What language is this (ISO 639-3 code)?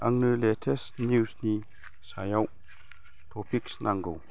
brx